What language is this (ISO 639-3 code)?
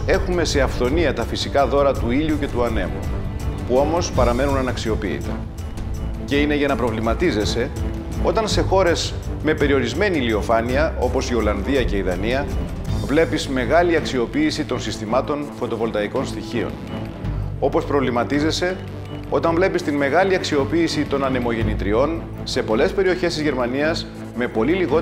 ell